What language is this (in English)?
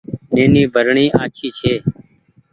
Goaria